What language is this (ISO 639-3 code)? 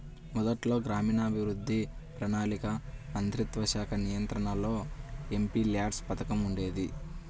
tel